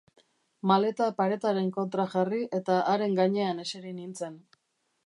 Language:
Basque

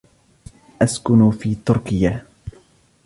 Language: Arabic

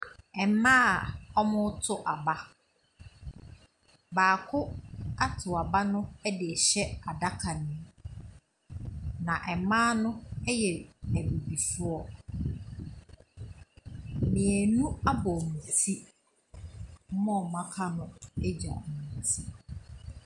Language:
Akan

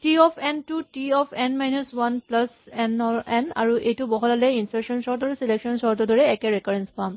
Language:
Assamese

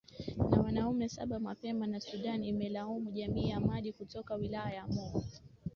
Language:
Swahili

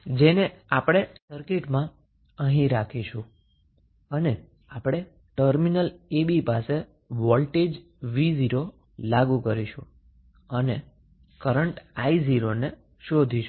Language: Gujarati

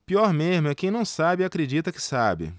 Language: Portuguese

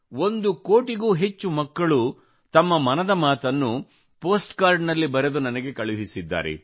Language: Kannada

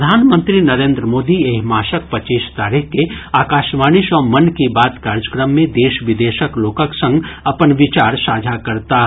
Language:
Maithili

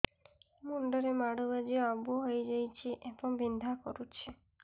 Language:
Odia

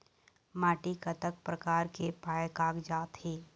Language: Chhattisgarhi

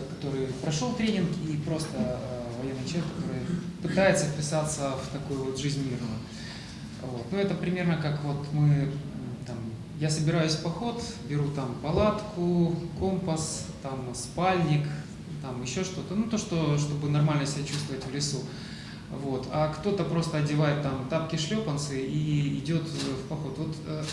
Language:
Russian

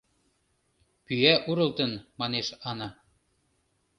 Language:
Mari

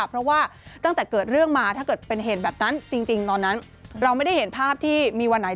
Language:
Thai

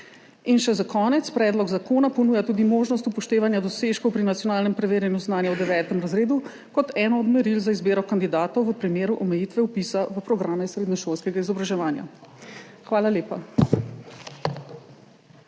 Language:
Slovenian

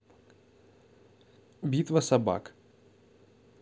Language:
Russian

